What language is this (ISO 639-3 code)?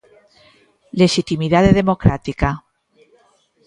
glg